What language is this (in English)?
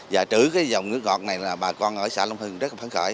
Vietnamese